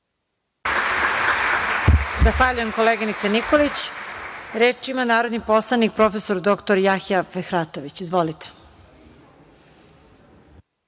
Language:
Serbian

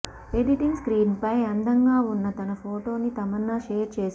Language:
Telugu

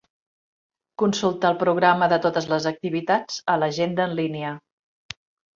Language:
Catalan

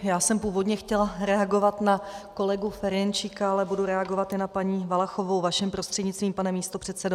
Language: Czech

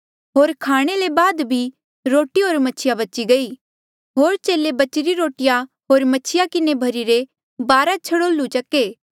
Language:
Mandeali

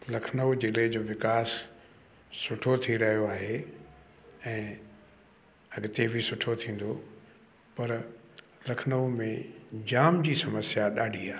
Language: Sindhi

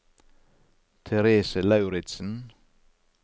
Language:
Norwegian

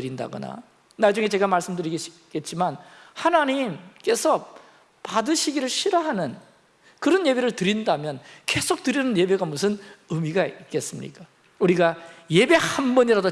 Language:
Korean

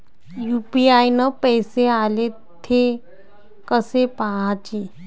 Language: Marathi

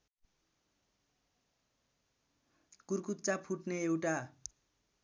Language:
Nepali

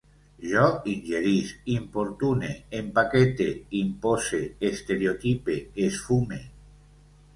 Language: Catalan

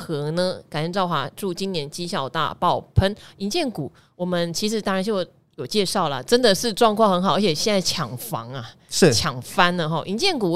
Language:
Chinese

